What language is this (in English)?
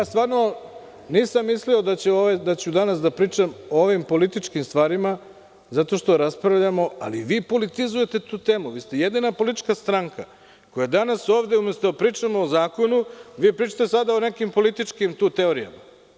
Serbian